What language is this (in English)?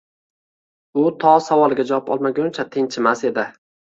Uzbek